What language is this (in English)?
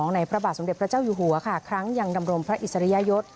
Thai